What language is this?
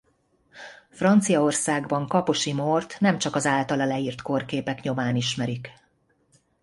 Hungarian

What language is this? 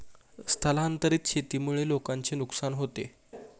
Marathi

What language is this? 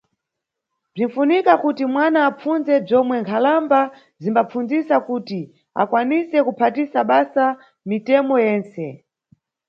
Nyungwe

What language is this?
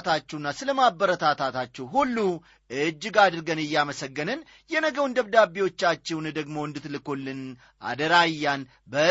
Amharic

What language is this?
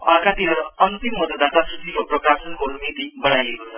Nepali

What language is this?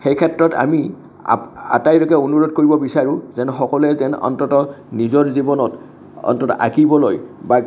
Assamese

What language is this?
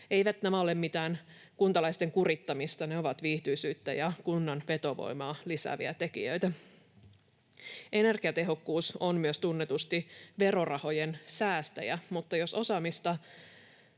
Finnish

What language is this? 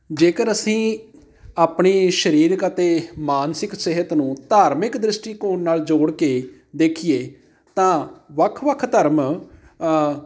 Punjabi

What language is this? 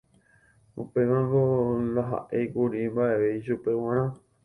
Guarani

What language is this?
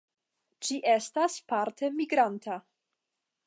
Esperanto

